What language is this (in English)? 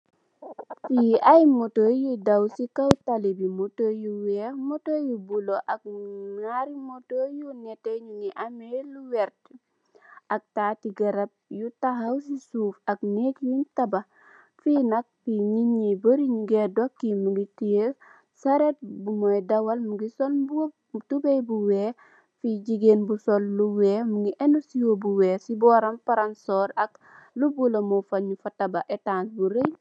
Wolof